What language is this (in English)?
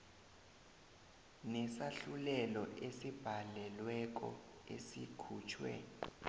South Ndebele